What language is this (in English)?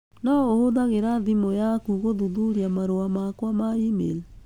Kikuyu